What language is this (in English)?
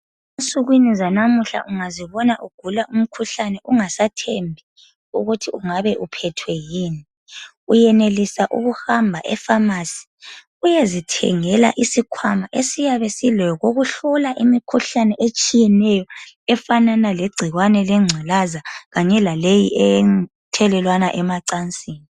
North Ndebele